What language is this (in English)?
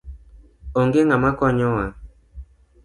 Luo (Kenya and Tanzania)